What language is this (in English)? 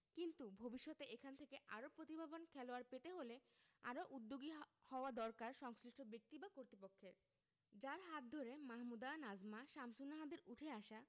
Bangla